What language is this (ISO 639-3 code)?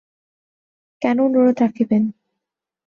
ben